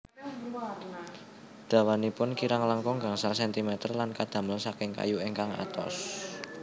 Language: Javanese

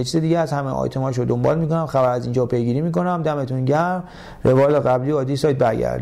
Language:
Persian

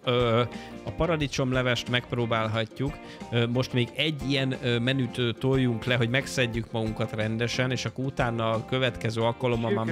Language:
Hungarian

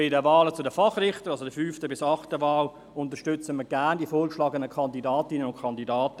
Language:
Swiss German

